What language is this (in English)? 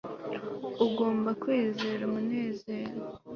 Kinyarwanda